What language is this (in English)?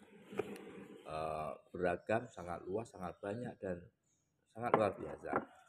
Indonesian